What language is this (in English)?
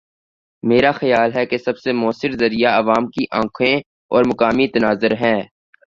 Urdu